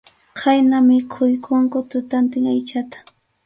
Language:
Arequipa-La Unión Quechua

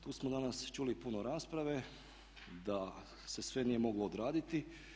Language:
Croatian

